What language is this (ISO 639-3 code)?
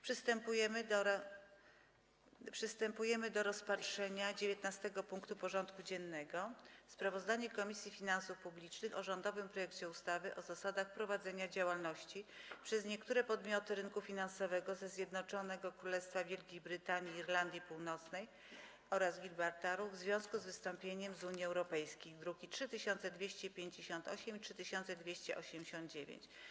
pol